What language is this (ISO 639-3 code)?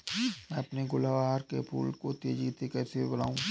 hin